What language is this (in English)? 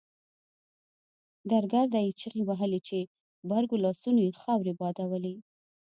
Pashto